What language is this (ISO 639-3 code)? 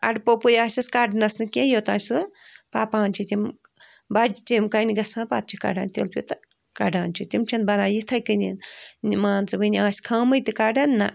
kas